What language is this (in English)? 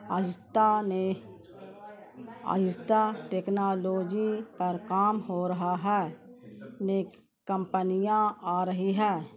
Urdu